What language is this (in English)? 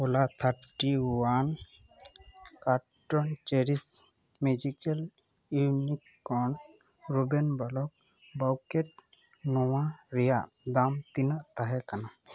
Santali